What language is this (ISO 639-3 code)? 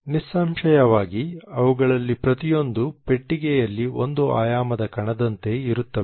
kan